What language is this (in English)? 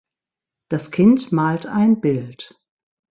German